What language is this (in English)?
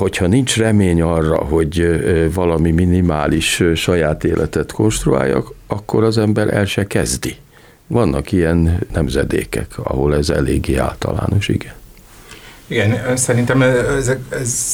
Hungarian